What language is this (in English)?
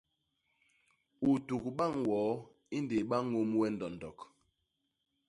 Basaa